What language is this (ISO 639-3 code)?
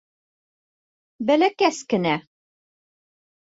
bak